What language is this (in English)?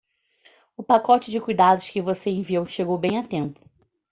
Portuguese